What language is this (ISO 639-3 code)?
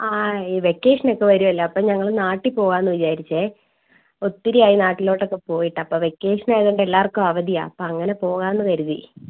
mal